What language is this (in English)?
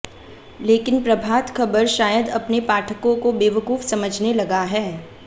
Hindi